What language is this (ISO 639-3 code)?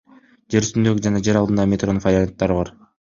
kir